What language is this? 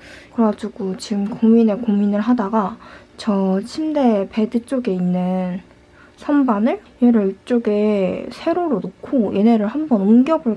Korean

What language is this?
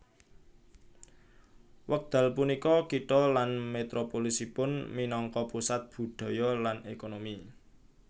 Javanese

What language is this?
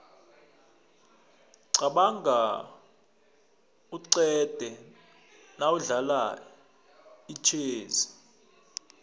South Ndebele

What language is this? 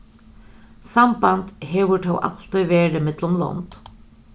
Faroese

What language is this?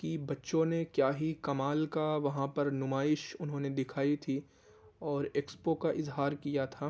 Urdu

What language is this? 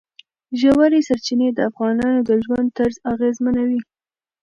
Pashto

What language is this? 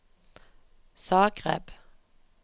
Norwegian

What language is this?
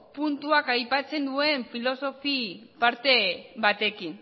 Basque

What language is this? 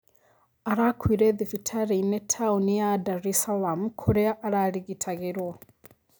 Kikuyu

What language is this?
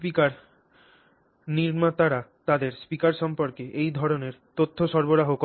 Bangla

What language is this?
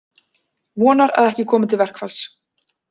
Icelandic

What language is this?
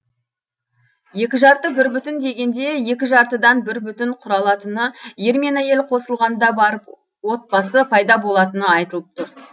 Kazakh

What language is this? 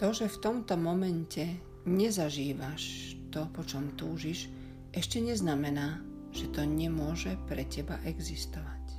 Slovak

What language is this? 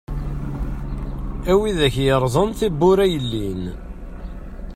Kabyle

